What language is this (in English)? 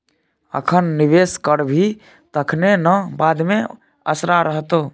Maithili